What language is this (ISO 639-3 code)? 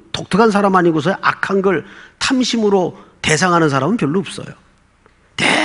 kor